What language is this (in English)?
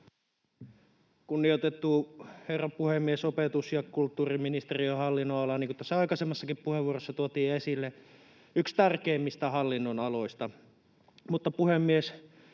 Finnish